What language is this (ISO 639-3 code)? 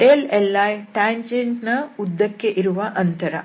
kan